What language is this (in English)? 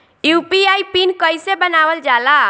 Bhojpuri